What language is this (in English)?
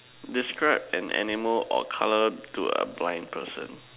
English